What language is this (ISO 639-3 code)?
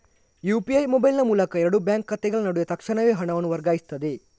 kan